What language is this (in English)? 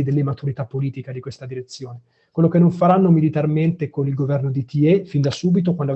Italian